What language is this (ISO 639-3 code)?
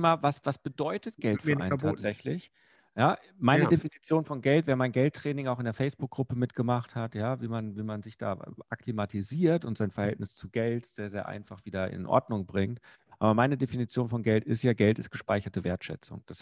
deu